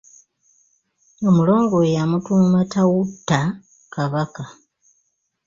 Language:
Ganda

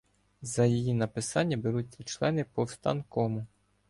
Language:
Ukrainian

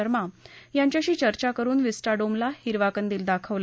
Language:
Marathi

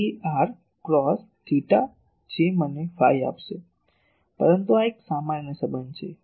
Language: Gujarati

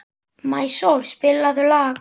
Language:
Icelandic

